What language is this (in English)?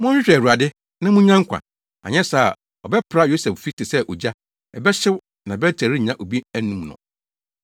Akan